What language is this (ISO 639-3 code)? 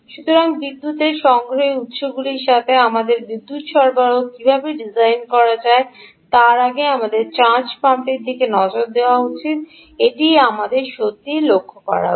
ben